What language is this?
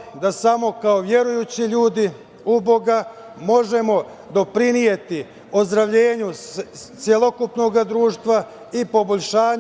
Serbian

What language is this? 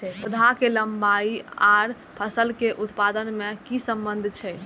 Maithili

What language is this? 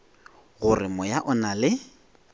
Northern Sotho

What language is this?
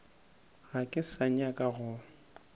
Northern Sotho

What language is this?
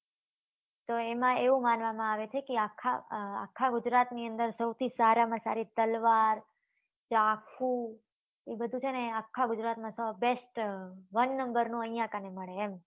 Gujarati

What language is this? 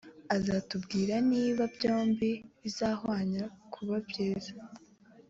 Kinyarwanda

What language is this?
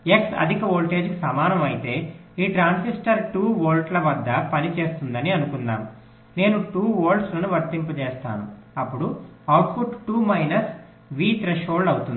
Telugu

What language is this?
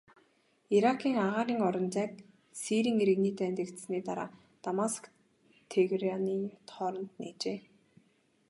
Mongolian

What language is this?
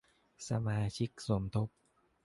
Thai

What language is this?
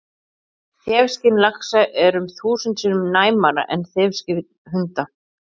Icelandic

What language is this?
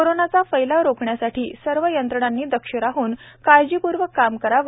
Marathi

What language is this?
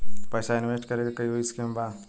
Bhojpuri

